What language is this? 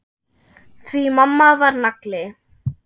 Icelandic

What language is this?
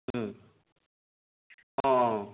Assamese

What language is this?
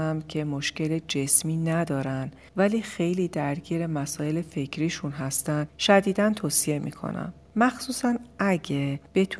Persian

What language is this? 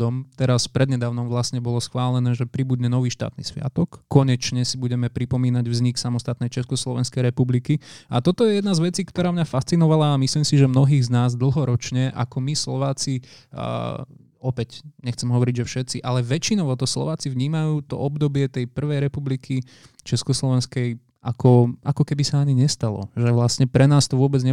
Slovak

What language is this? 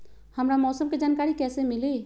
Magahi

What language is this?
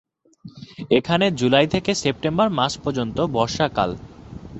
Bangla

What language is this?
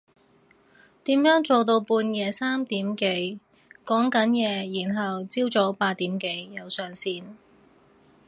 Cantonese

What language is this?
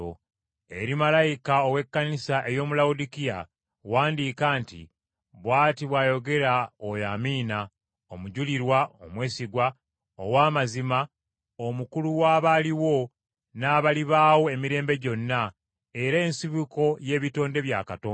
Ganda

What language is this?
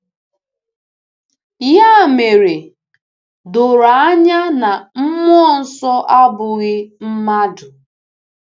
Igbo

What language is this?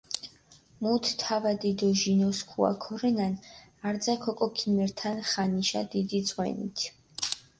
Mingrelian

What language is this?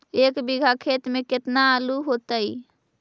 Magahi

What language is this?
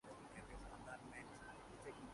Urdu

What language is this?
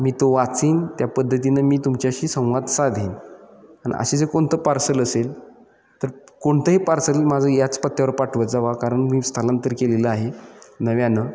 Marathi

